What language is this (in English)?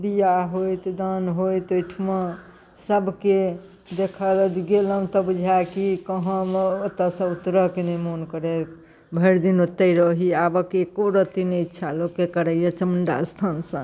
Maithili